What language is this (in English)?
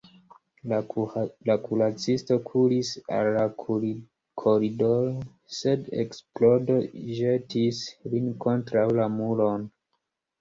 Esperanto